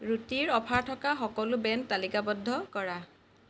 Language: Assamese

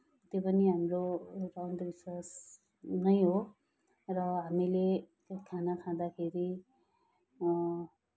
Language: Nepali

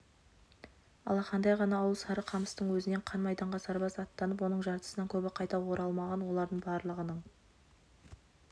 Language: Kazakh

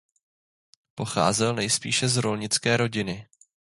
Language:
Czech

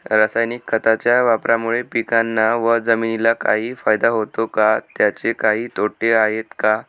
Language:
Marathi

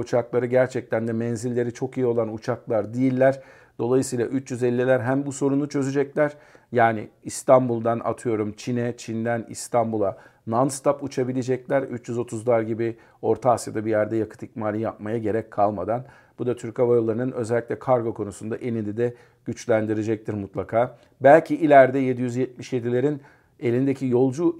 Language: Turkish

